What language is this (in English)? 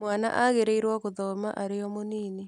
Kikuyu